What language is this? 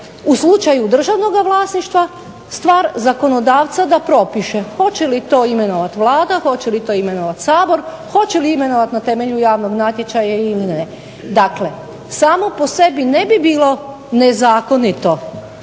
Croatian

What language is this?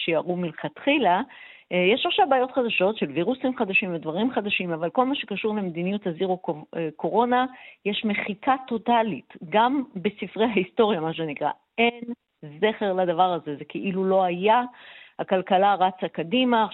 Hebrew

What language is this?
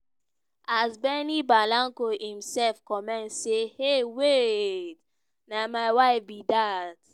Nigerian Pidgin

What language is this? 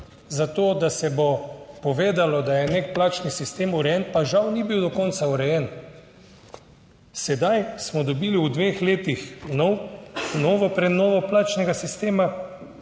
Slovenian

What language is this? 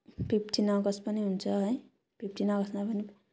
Nepali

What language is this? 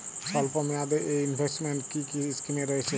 Bangla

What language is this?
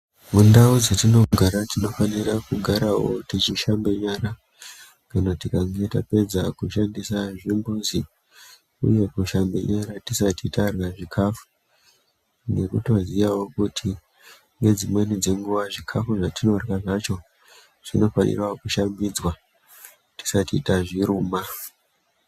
Ndau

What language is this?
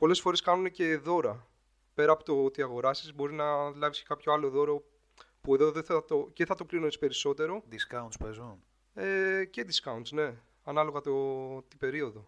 Greek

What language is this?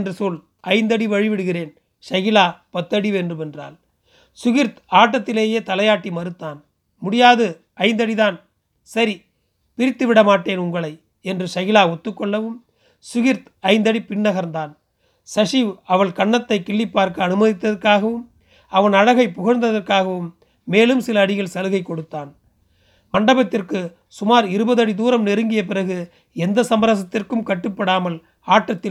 Tamil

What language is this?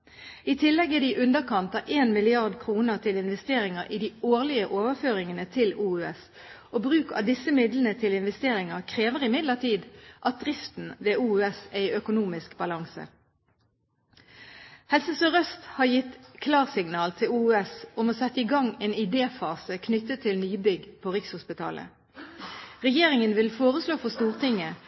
Norwegian Bokmål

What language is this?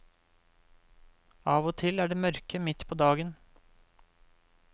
Norwegian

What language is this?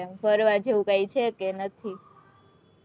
Gujarati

